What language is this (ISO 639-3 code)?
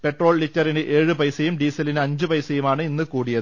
mal